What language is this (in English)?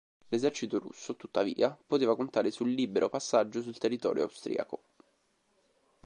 Italian